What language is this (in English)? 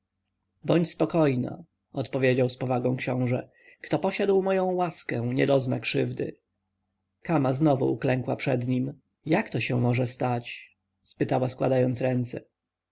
Polish